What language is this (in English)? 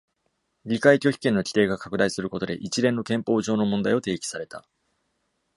Japanese